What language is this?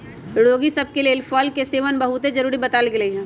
Magahi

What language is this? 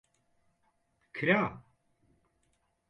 Central Kurdish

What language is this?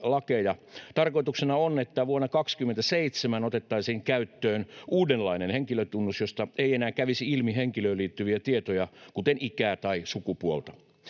Finnish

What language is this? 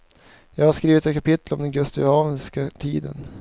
Swedish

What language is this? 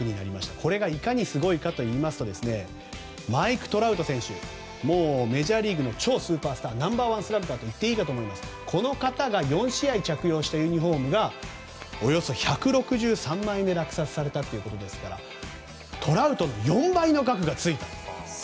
Japanese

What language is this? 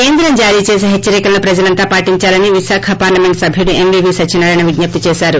Telugu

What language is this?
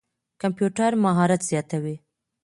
Pashto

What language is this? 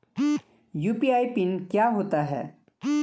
Hindi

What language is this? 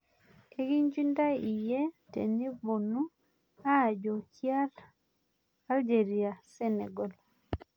Masai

